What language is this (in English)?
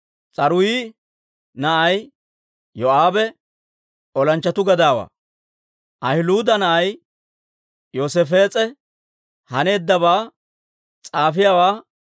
Dawro